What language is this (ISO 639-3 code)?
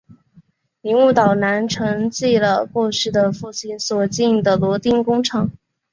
zho